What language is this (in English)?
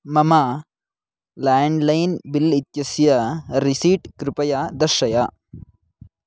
Sanskrit